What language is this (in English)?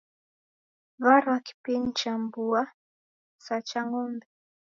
Taita